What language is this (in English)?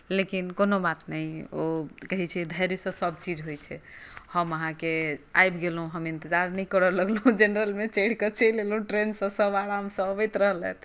Maithili